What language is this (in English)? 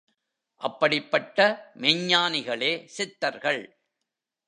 Tamil